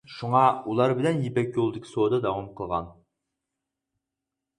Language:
Uyghur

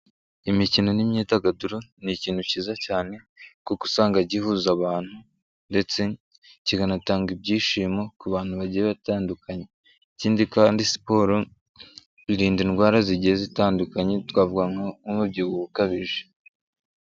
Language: Kinyarwanda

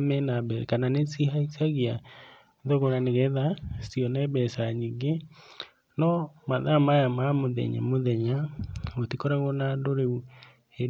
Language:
Kikuyu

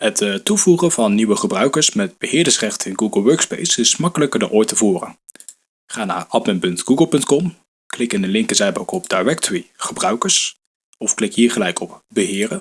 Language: Dutch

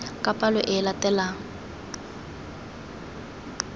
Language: Tswana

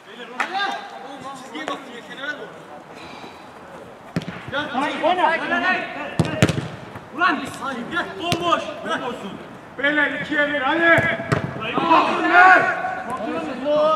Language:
Turkish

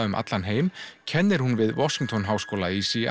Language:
Icelandic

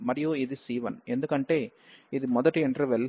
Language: Telugu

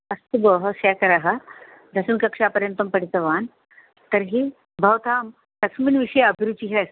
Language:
Sanskrit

